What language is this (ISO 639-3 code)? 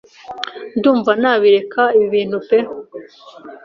kin